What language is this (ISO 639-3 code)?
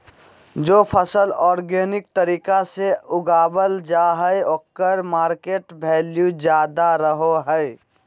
mag